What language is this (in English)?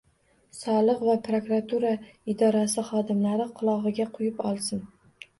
Uzbek